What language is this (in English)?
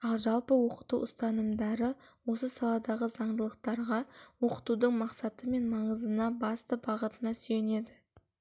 Kazakh